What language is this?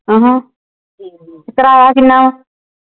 Punjabi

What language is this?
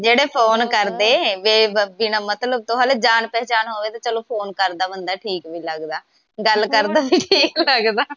Punjabi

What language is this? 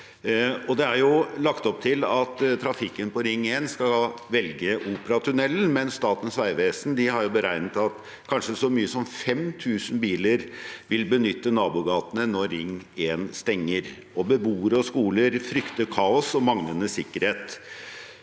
Norwegian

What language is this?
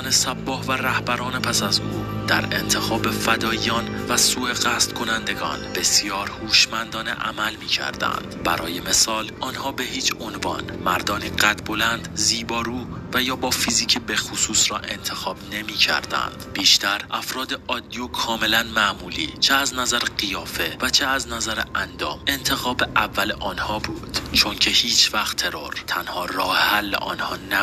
Persian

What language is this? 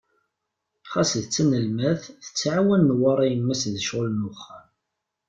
Kabyle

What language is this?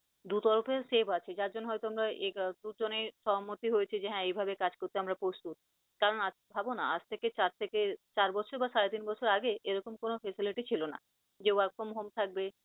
Bangla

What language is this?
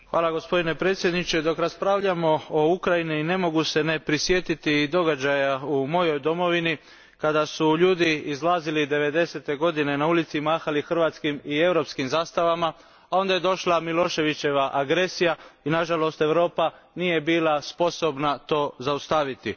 Croatian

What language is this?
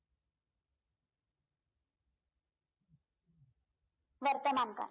Marathi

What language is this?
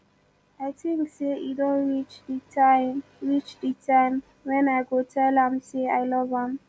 Nigerian Pidgin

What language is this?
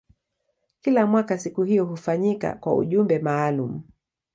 Swahili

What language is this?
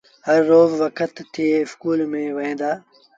Sindhi Bhil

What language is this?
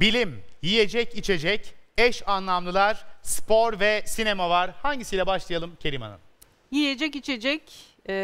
Turkish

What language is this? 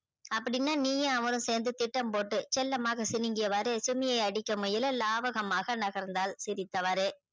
Tamil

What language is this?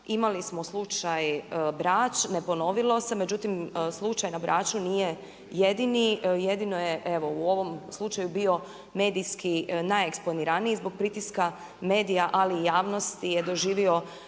Croatian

